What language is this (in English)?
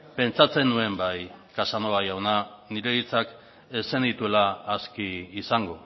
Basque